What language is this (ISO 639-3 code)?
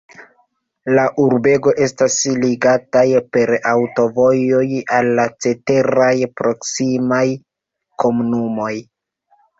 epo